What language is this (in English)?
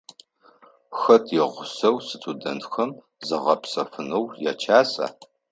Adyghe